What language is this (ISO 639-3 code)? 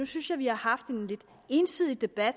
dan